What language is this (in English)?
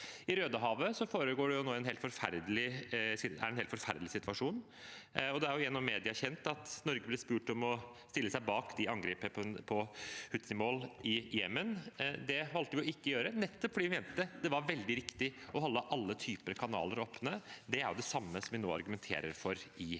Norwegian